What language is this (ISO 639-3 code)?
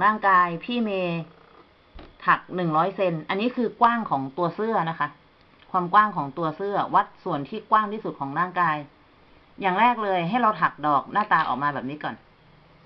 tha